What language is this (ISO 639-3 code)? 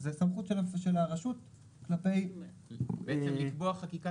heb